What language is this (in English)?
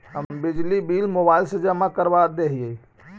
Magahi